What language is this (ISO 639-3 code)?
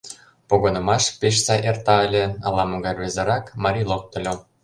chm